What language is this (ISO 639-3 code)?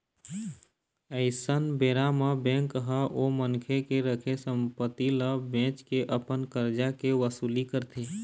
hne